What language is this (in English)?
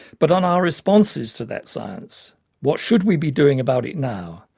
English